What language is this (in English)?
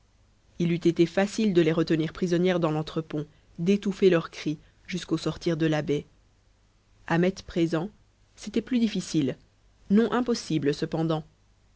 French